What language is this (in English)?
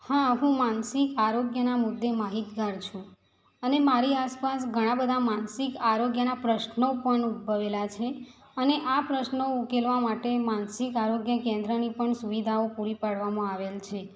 Gujarati